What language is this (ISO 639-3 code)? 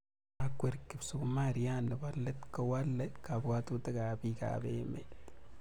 kln